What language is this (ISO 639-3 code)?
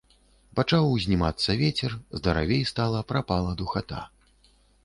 bel